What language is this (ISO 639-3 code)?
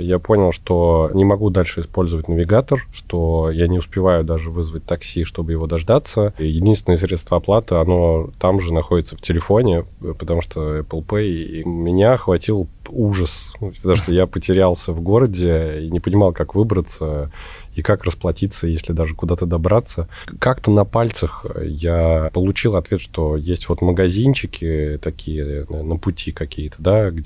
rus